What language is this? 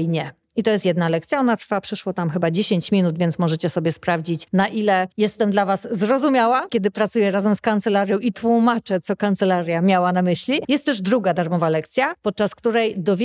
Polish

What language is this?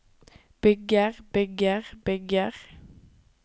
Norwegian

